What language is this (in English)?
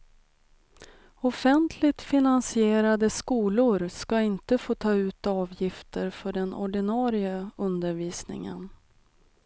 Swedish